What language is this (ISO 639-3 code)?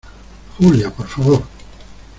spa